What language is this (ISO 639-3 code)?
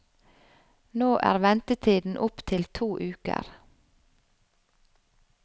nor